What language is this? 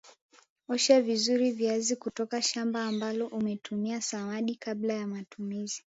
Swahili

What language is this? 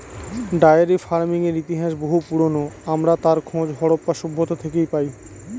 Bangla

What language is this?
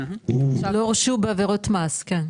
Hebrew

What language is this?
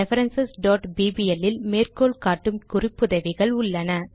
Tamil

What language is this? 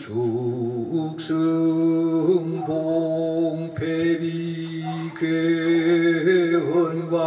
Korean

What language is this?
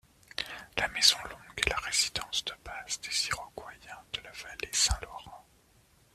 French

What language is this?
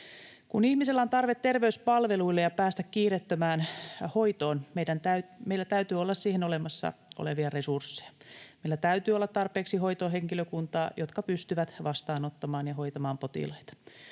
Finnish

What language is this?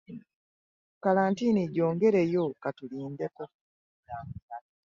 Ganda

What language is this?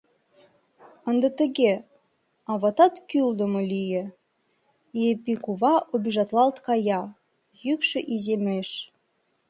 Mari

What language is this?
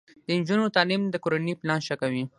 Pashto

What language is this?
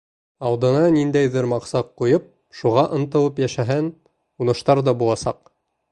Bashkir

